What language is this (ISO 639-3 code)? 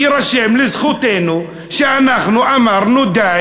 heb